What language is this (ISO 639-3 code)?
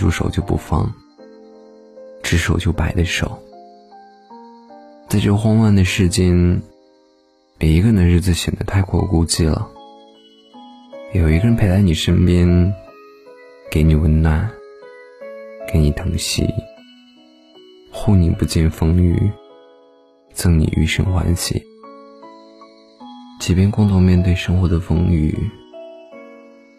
zho